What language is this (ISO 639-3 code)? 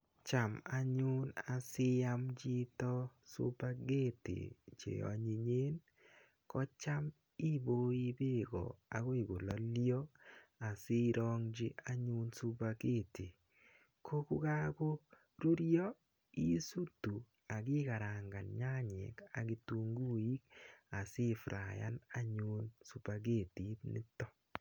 kln